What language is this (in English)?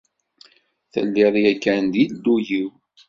Kabyle